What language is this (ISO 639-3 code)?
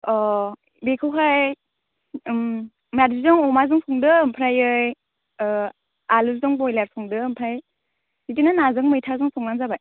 brx